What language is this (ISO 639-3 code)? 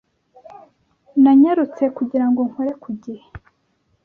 kin